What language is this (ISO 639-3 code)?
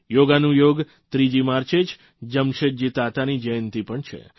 guj